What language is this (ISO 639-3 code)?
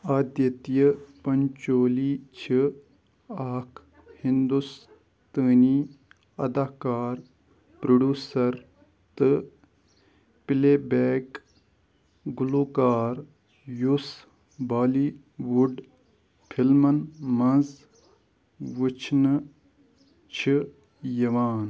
kas